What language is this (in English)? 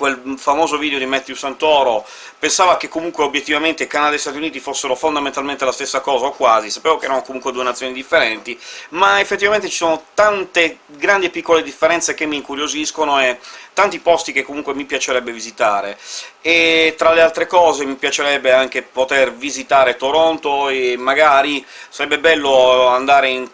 Italian